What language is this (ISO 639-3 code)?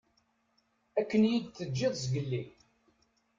kab